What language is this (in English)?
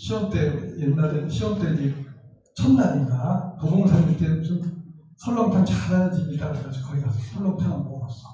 Korean